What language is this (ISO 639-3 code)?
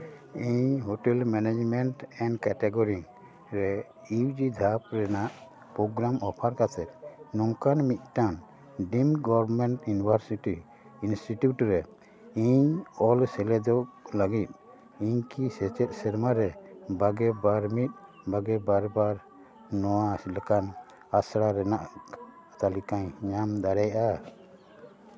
sat